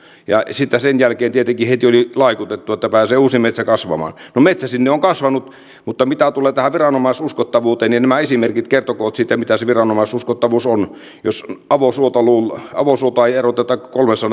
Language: Finnish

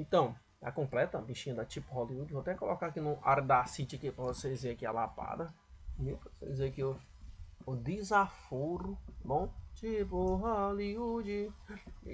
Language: Portuguese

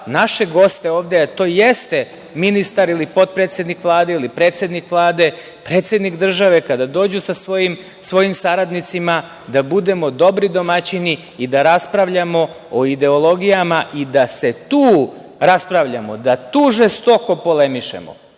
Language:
Serbian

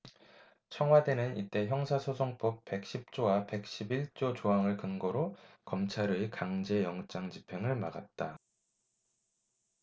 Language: Korean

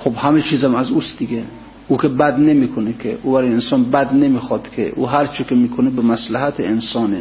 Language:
Persian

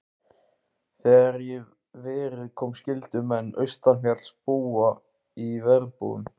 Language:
Icelandic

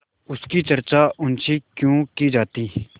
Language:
Hindi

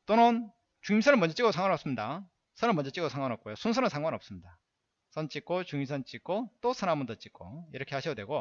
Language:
Korean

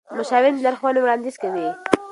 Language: Pashto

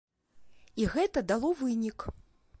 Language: Belarusian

